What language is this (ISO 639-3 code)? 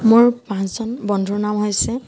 asm